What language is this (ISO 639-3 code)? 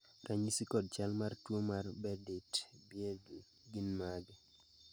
luo